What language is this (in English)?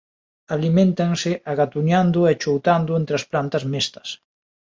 Galician